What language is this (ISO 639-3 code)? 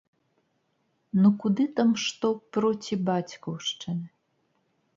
bel